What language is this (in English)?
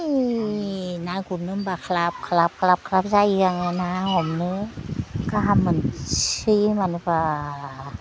Bodo